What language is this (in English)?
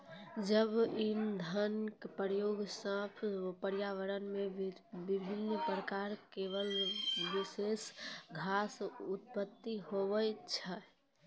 Maithili